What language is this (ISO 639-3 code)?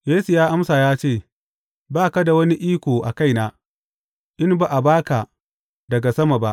hau